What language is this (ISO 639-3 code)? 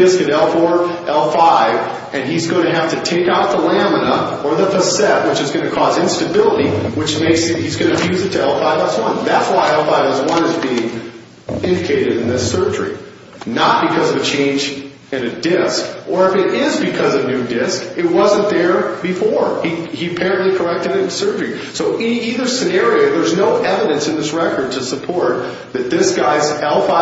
eng